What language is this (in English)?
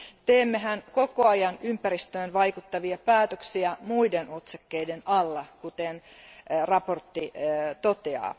Finnish